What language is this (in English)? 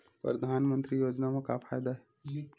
Chhattisgarhi